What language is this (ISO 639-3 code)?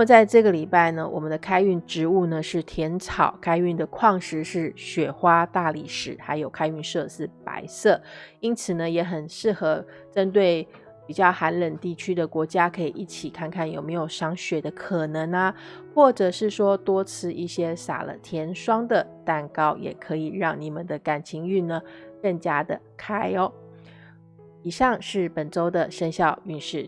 zho